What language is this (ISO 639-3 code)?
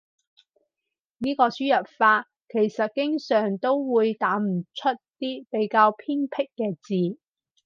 yue